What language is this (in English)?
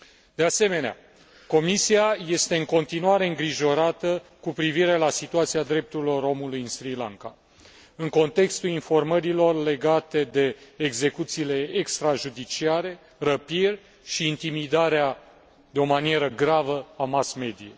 Romanian